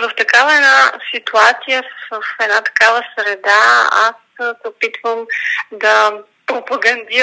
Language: Bulgarian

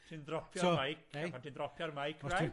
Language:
Welsh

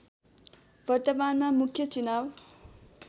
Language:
Nepali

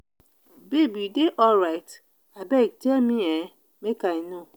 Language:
Nigerian Pidgin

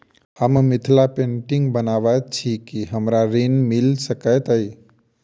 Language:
Maithili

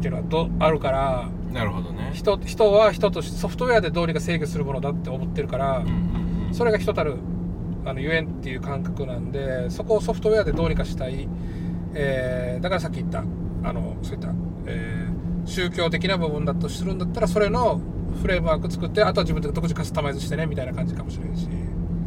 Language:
Japanese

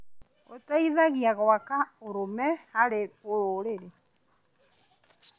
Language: Kikuyu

